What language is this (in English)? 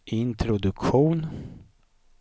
Swedish